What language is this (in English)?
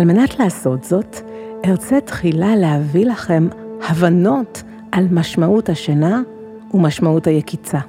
Hebrew